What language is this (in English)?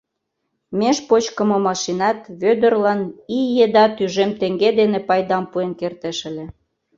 Mari